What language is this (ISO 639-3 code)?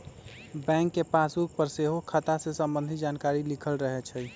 mag